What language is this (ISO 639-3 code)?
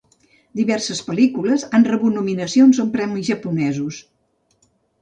cat